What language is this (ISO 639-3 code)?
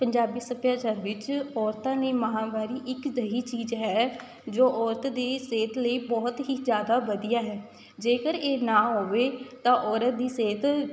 pan